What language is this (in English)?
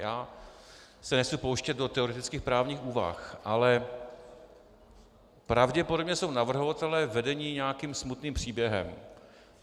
Czech